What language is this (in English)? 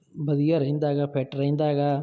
Punjabi